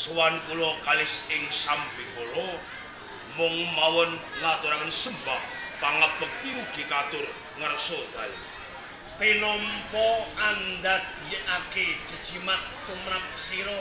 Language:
Indonesian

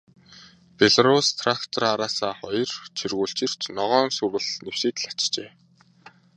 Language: Mongolian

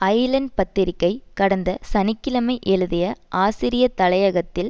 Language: Tamil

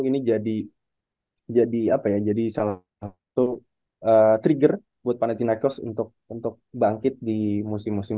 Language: Indonesian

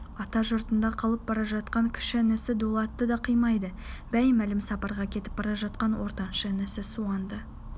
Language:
Kazakh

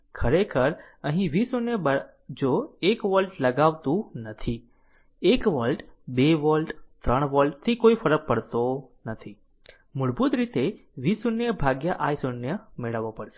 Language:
Gujarati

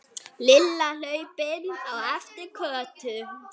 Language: Icelandic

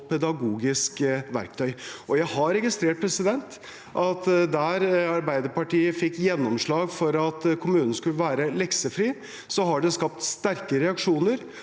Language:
Norwegian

